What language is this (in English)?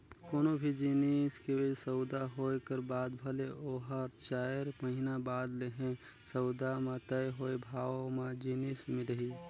Chhattisgarhi